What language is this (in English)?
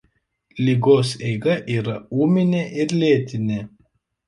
Lithuanian